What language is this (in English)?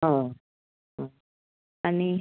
Konkani